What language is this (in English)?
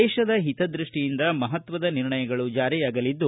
Kannada